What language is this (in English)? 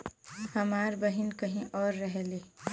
Bhojpuri